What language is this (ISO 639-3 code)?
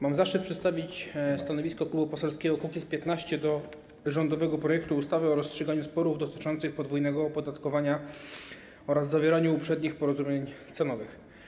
pol